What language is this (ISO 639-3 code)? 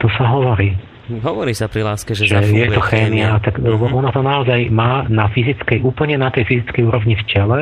slk